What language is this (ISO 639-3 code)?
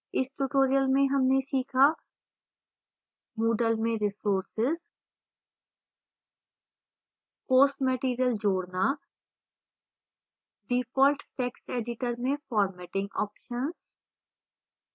hin